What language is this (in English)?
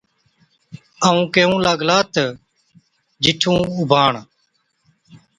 Od